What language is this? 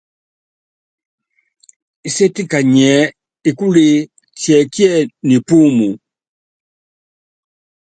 Yangben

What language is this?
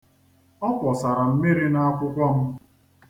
Igbo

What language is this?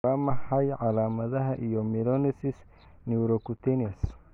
Somali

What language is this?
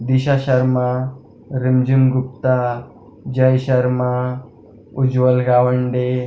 Marathi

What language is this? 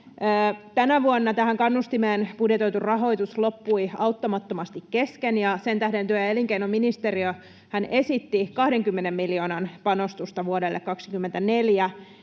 Finnish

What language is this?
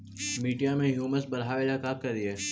Magahi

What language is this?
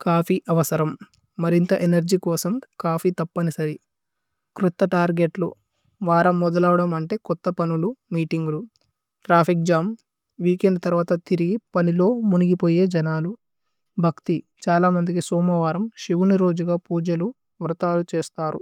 Tulu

